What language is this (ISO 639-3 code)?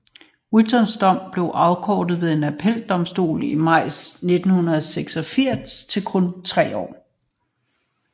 dan